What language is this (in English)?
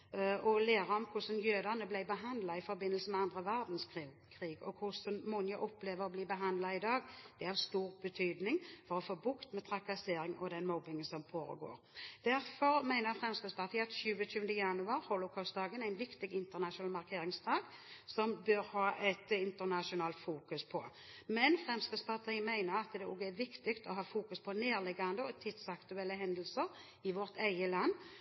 Norwegian Bokmål